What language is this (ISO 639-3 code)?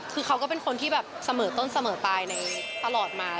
tha